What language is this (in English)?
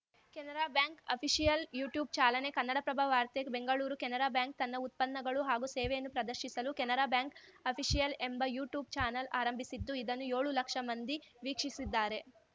Kannada